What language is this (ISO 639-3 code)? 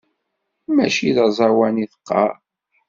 kab